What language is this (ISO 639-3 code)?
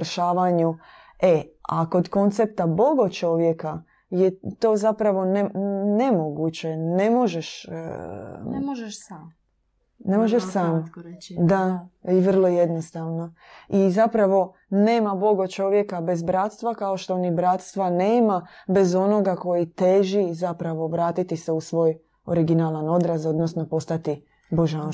hrv